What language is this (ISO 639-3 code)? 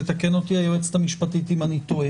heb